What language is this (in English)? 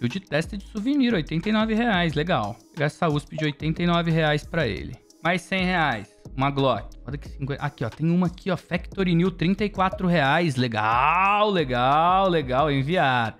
Portuguese